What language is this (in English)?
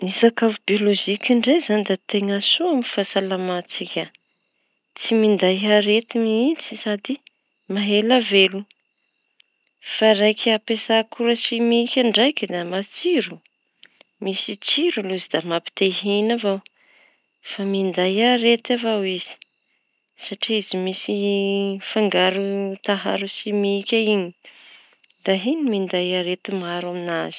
Tanosy Malagasy